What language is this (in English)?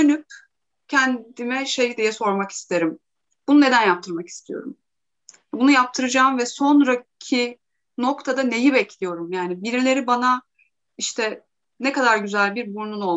Turkish